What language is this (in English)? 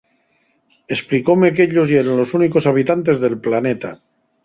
Asturian